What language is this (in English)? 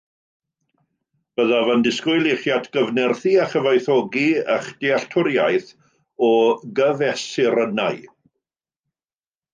Welsh